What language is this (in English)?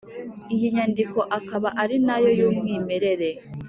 Kinyarwanda